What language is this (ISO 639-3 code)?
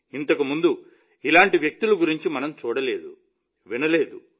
tel